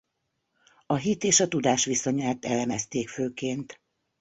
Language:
Hungarian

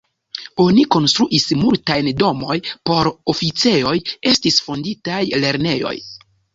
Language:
Esperanto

